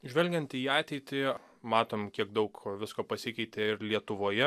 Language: Lithuanian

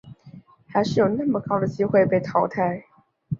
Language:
Chinese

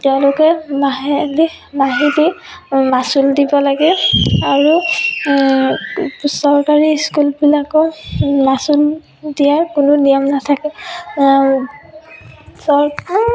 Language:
Assamese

